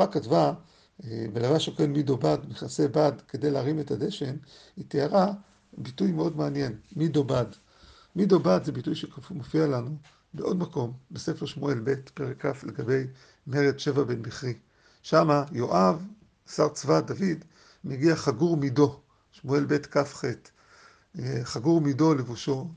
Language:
Hebrew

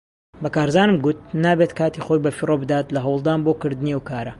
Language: Central Kurdish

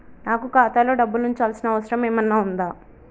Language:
Telugu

